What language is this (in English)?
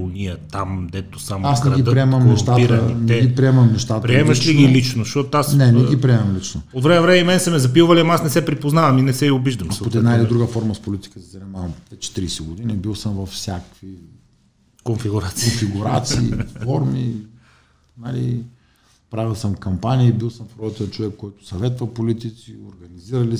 Bulgarian